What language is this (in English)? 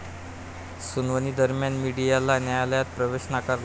Marathi